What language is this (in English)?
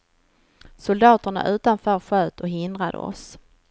Swedish